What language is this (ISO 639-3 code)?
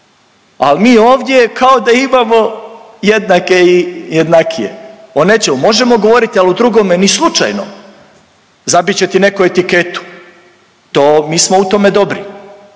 hrv